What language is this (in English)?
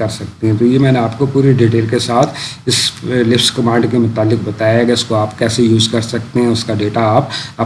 Indonesian